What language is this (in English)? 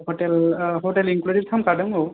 Bodo